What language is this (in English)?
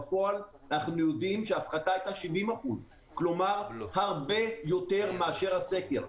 Hebrew